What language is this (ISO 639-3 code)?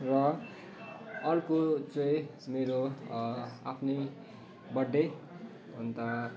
nep